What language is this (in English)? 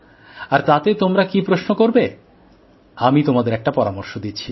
Bangla